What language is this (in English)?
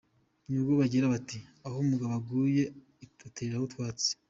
Kinyarwanda